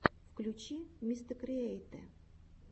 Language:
Russian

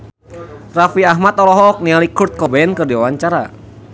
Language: Sundanese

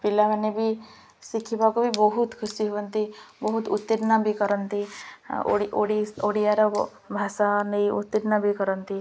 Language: Odia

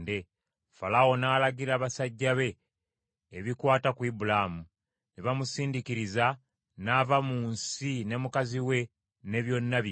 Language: Ganda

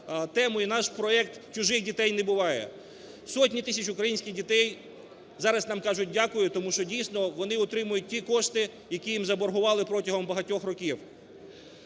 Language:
Ukrainian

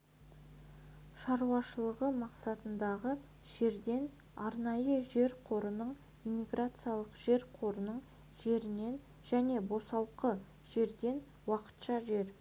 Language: Kazakh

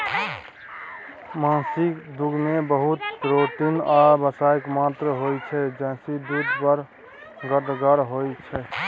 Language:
Maithili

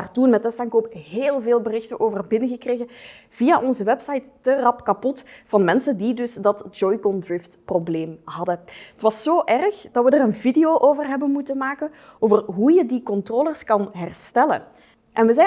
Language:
Dutch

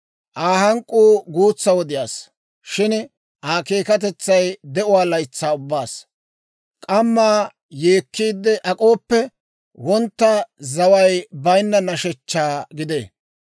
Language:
Dawro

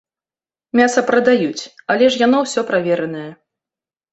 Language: Belarusian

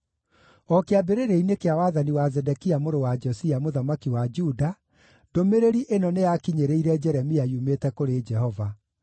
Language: Kikuyu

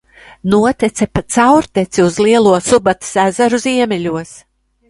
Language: Latvian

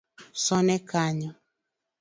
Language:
Luo (Kenya and Tanzania)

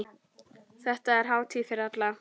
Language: Icelandic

